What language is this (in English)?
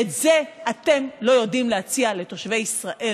Hebrew